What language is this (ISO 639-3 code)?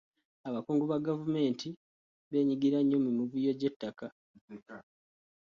lug